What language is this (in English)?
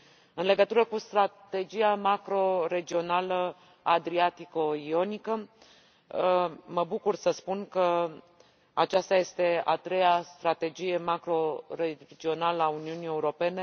Romanian